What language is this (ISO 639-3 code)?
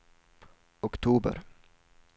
swe